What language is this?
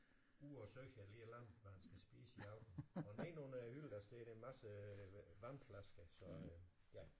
Danish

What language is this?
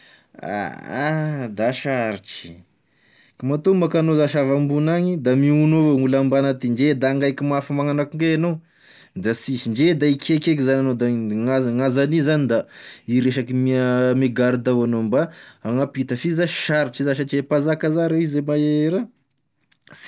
Tesaka Malagasy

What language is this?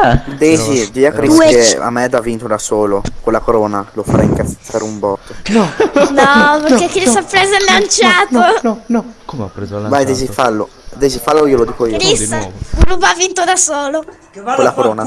Italian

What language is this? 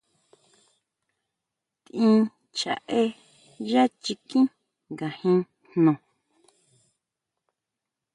Huautla Mazatec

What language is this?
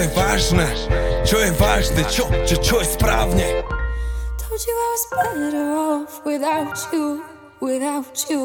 Slovak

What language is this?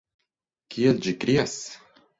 Esperanto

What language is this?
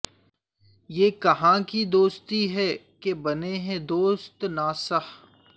Urdu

